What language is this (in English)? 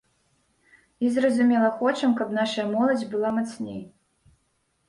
Belarusian